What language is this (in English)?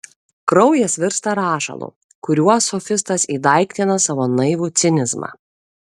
Lithuanian